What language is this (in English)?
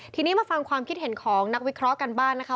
Thai